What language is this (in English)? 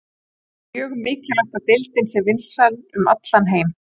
Icelandic